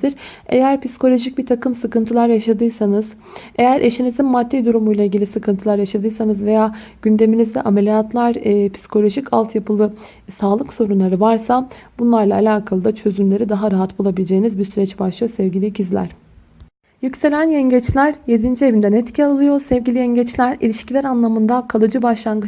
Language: Turkish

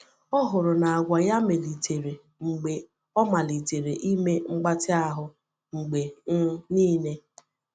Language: Igbo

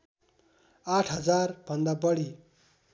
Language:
Nepali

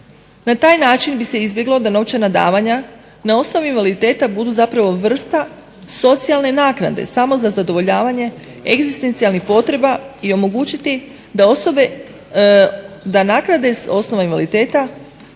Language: Croatian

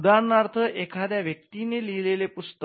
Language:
Marathi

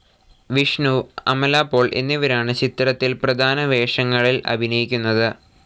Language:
Malayalam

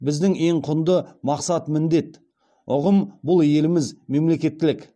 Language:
Kazakh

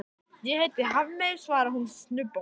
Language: Icelandic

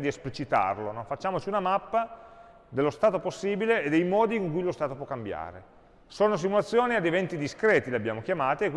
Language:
Italian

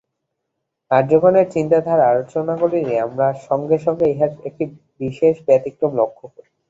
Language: Bangla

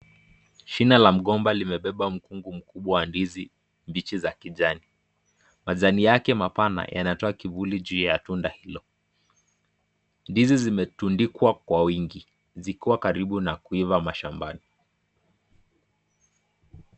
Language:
Swahili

